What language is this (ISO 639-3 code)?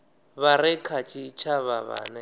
ven